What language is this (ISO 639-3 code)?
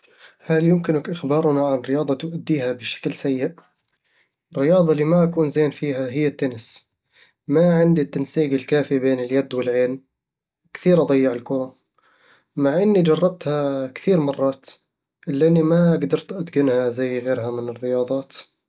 avl